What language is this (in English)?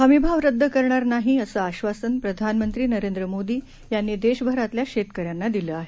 Marathi